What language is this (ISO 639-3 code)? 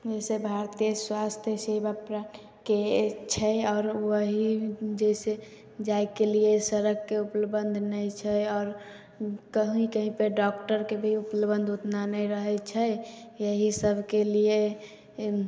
mai